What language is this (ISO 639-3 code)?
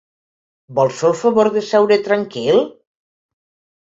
cat